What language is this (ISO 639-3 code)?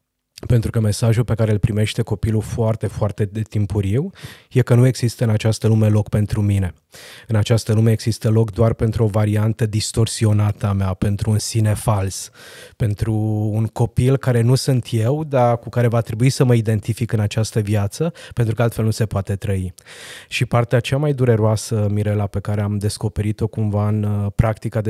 ron